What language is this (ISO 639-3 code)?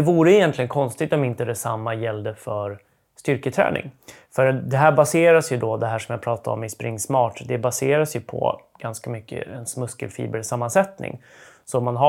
swe